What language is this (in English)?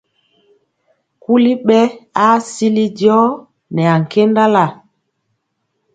Mpiemo